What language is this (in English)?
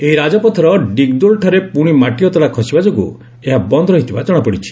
Odia